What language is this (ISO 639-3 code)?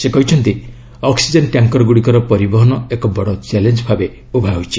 ori